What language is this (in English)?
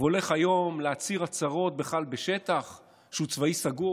Hebrew